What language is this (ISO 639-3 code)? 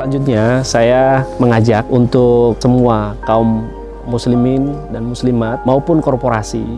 ind